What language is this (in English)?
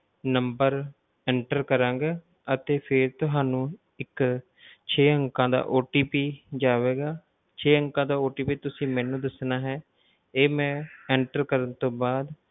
Punjabi